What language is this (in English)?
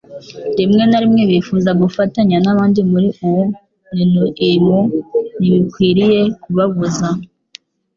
Kinyarwanda